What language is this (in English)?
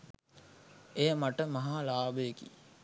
Sinhala